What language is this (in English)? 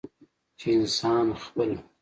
Pashto